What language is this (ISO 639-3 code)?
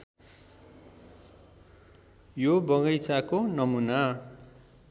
nep